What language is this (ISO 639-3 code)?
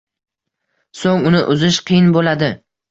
uzb